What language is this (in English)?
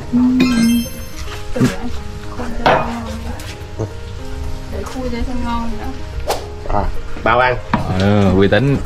Vietnamese